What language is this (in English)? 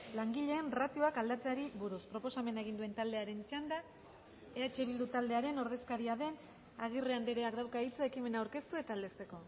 Basque